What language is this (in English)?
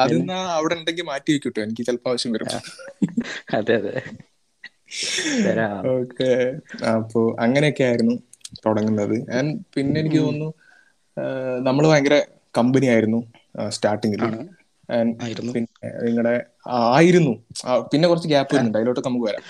Malayalam